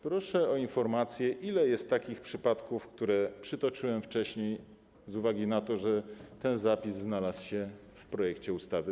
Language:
Polish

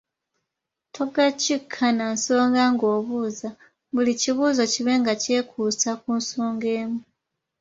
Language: Ganda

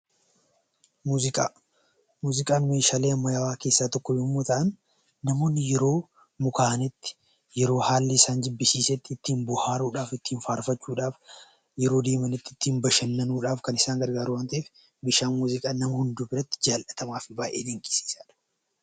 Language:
Oromo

